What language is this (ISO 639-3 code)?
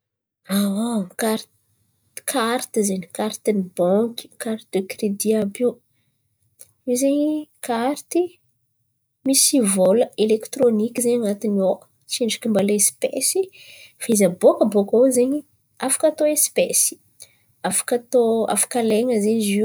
xmv